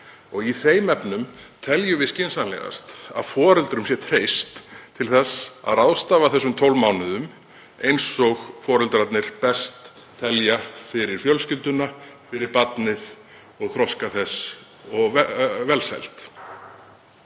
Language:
Icelandic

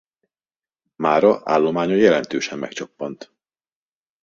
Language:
Hungarian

